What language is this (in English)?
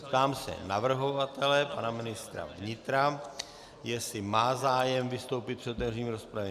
Czech